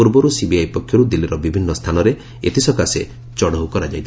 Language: Odia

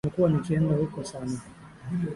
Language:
Swahili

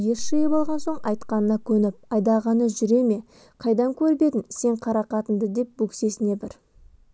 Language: Kazakh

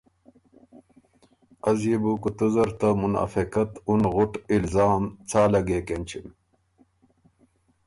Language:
Ormuri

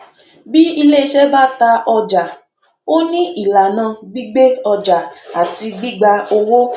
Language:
Yoruba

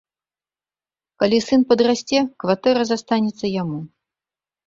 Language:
Belarusian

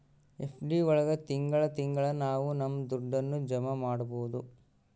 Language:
Kannada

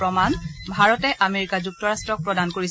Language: Assamese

